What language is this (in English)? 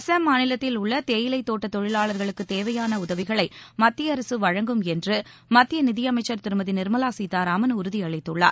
Tamil